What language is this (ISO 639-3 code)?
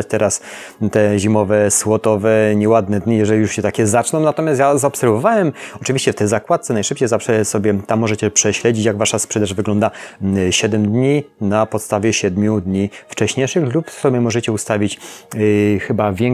pol